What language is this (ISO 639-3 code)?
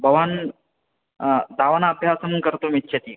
san